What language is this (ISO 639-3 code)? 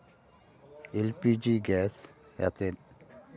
sat